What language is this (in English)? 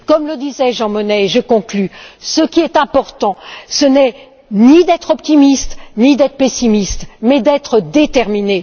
French